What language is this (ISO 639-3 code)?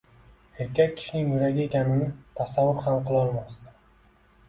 uzb